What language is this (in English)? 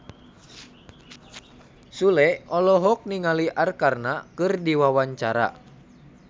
Sundanese